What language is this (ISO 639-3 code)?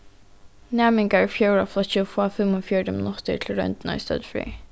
fao